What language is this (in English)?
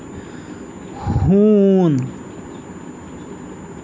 Kashmiri